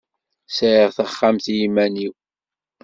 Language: Kabyle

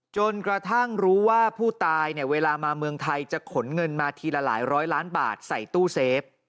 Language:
Thai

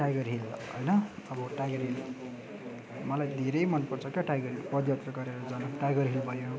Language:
Nepali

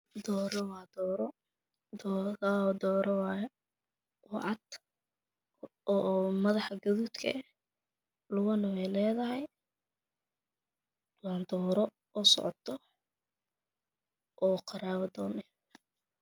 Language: Somali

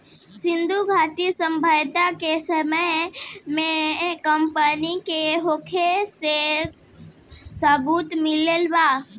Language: Bhojpuri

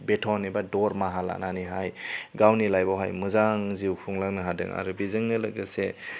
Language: Bodo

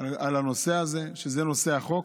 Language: Hebrew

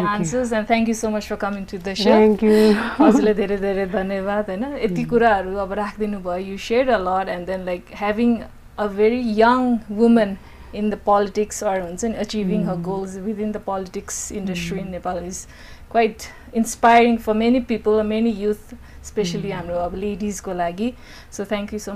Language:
English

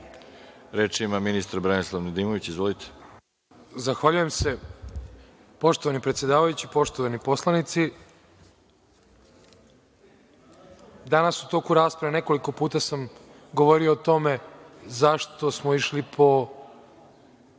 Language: Serbian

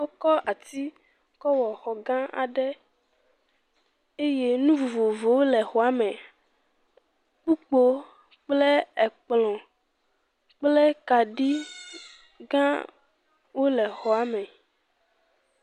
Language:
Ewe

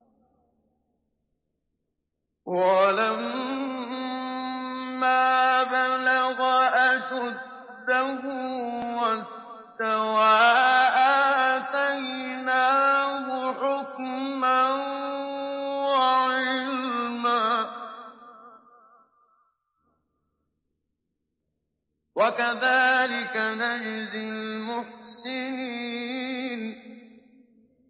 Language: Arabic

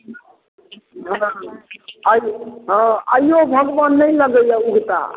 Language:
Maithili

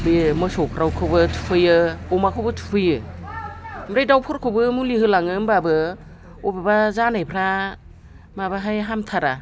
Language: Bodo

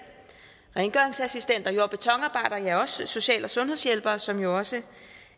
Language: Danish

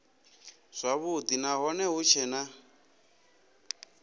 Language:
Venda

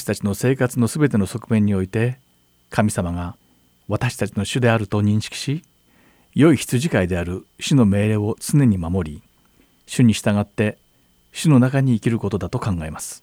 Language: Japanese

